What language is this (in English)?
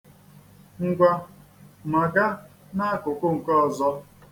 Igbo